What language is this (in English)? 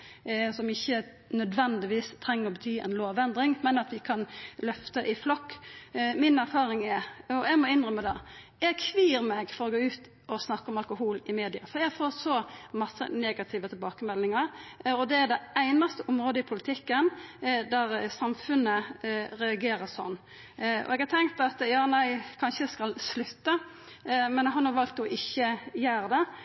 Norwegian Nynorsk